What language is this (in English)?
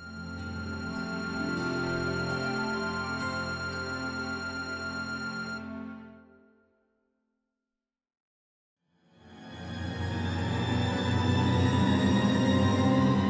Ukrainian